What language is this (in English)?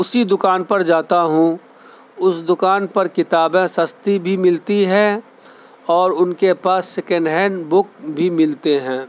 Urdu